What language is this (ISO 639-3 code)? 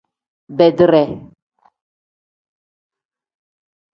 kdh